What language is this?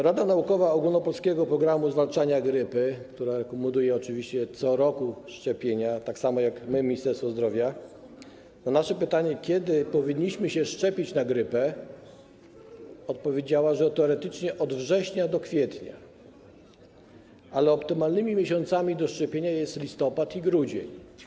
Polish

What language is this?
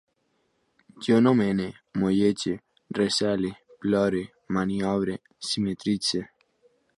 Catalan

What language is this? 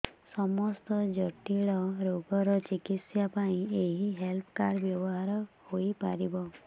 Odia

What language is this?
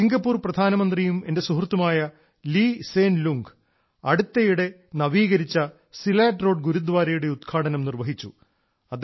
Malayalam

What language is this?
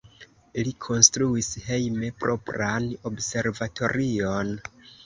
Esperanto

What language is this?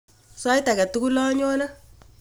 Kalenjin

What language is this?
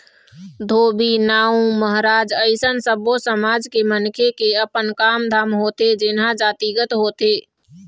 Chhattisgarhi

